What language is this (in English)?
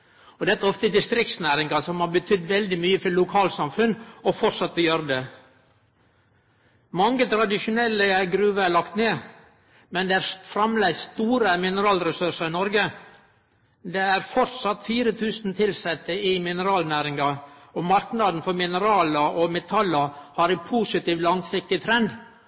Norwegian Nynorsk